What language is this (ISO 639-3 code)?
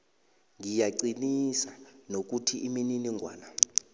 nbl